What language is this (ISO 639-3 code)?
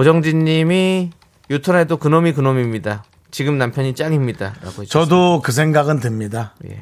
kor